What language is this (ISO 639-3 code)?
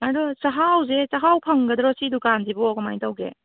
mni